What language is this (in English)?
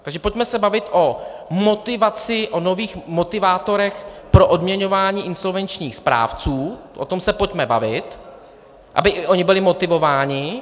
Czech